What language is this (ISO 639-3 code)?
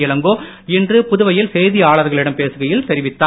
tam